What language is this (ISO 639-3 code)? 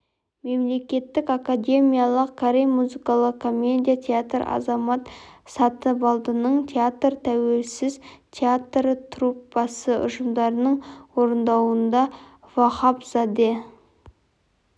kaz